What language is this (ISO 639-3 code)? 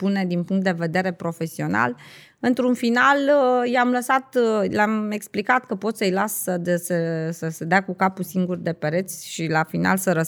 ron